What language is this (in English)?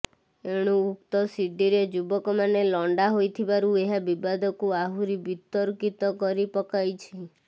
Odia